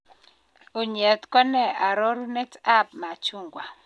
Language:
Kalenjin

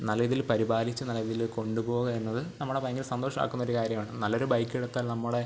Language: Malayalam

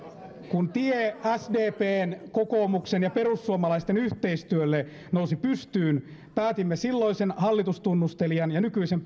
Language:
Finnish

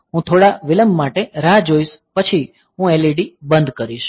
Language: Gujarati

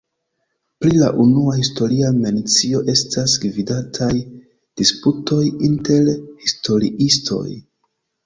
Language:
Esperanto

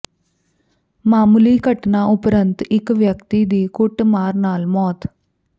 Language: Punjabi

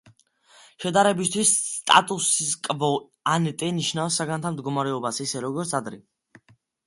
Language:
Georgian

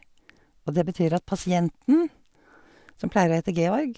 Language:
Norwegian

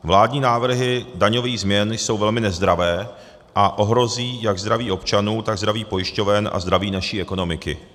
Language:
Czech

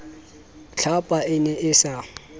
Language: Southern Sotho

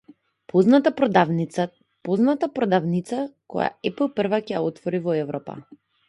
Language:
Macedonian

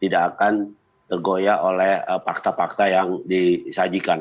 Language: Indonesian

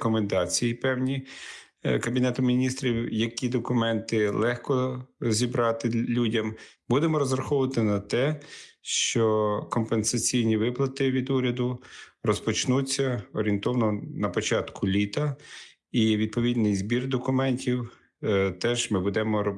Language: Ukrainian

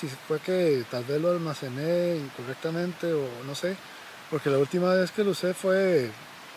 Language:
Spanish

